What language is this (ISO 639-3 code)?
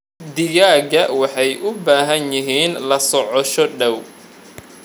som